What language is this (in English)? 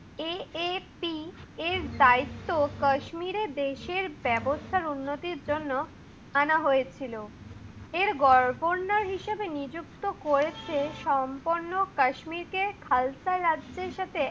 Bangla